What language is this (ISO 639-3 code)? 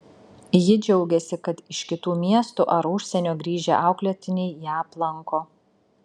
lit